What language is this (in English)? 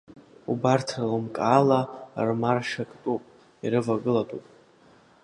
Abkhazian